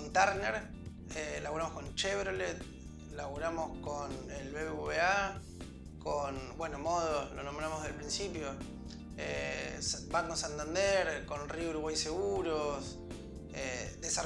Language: Spanish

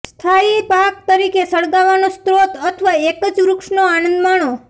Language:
Gujarati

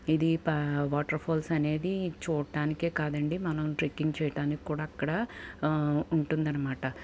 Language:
Telugu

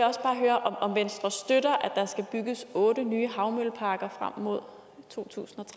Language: Danish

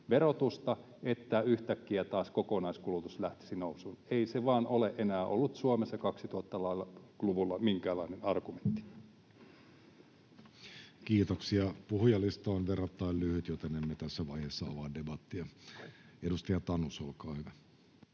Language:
Finnish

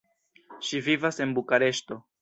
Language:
Esperanto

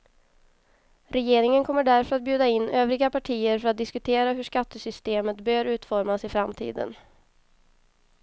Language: Swedish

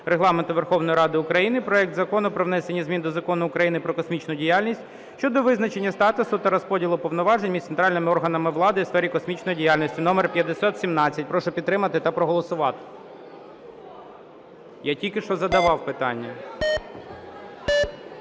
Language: Ukrainian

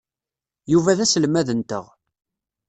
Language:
Kabyle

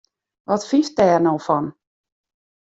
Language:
Western Frisian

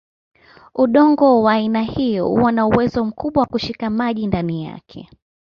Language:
Swahili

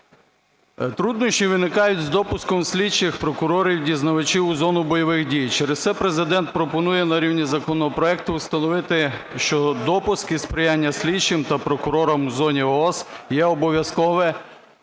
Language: Ukrainian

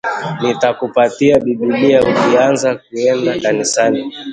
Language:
Swahili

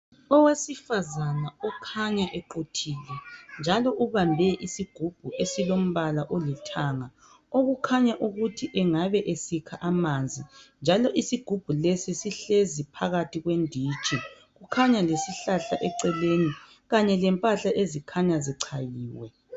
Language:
North Ndebele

